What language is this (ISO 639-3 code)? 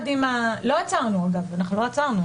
heb